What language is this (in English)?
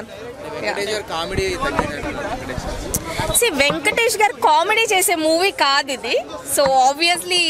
Telugu